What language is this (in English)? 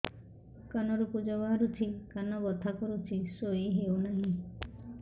Odia